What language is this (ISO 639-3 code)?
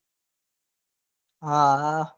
guj